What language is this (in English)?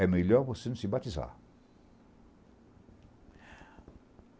Portuguese